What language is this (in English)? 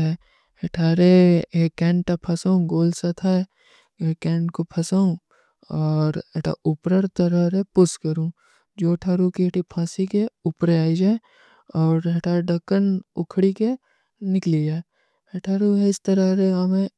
Kui (India)